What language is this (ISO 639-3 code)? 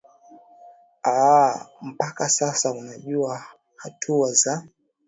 swa